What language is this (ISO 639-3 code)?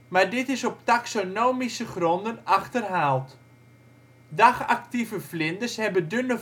nld